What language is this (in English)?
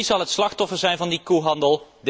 Dutch